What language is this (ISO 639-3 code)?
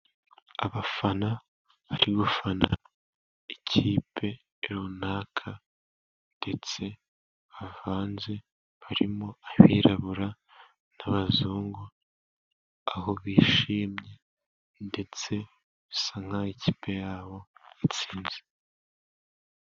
kin